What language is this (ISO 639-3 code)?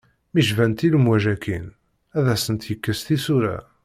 kab